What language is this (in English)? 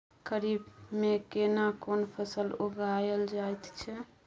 Maithili